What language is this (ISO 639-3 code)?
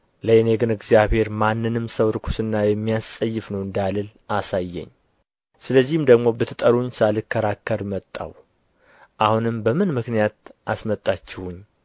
amh